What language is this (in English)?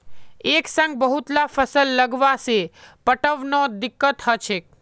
Magahi